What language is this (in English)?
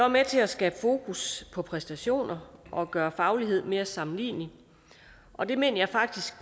Danish